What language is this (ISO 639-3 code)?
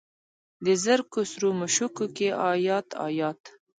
pus